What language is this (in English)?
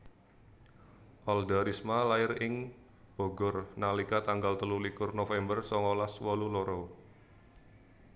Javanese